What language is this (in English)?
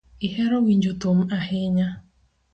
Luo (Kenya and Tanzania)